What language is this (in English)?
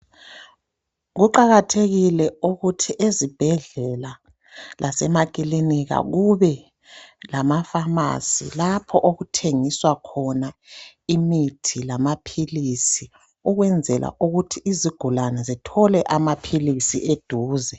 North Ndebele